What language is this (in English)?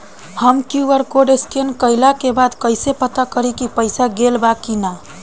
Bhojpuri